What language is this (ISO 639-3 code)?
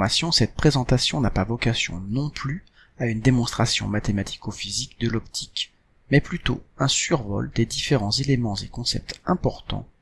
fra